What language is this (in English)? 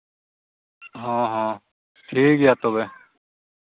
Santali